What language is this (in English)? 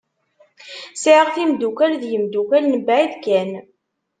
Kabyle